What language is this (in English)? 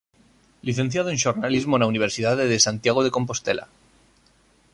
Galician